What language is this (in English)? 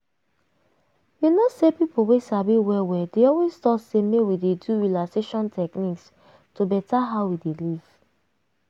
Nigerian Pidgin